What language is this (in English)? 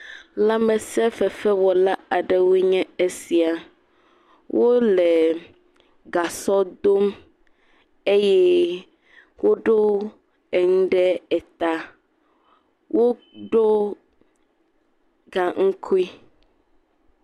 Ewe